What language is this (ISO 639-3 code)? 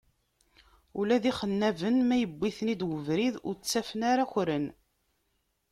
kab